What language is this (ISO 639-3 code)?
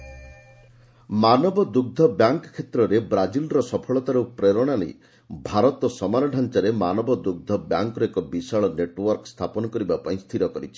ori